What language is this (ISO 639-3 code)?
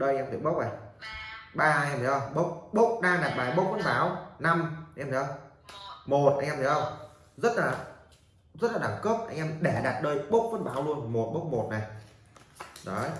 vie